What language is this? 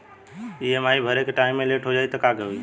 Bhojpuri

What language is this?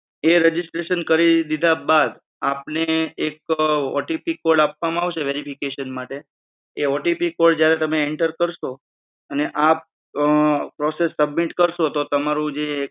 Gujarati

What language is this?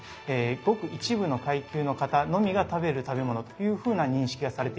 Japanese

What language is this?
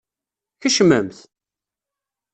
Kabyle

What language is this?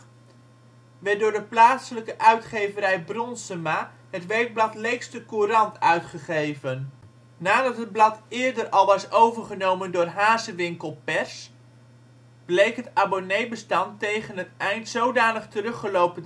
Dutch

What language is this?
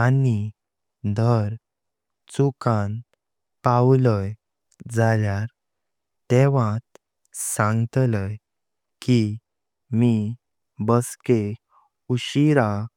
Konkani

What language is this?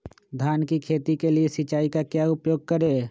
Magahi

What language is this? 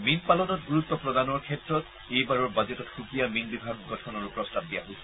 Assamese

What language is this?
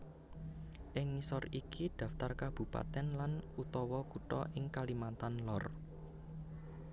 Javanese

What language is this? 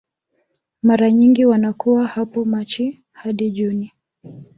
Swahili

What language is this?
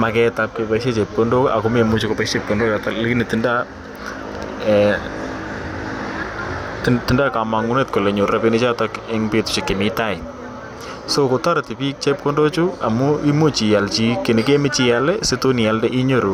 Kalenjin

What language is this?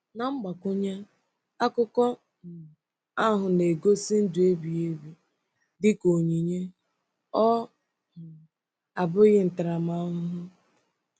Igbo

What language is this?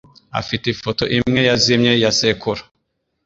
Kinyarwanda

